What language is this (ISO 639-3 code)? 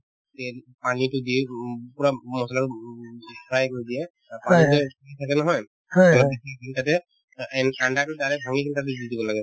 asm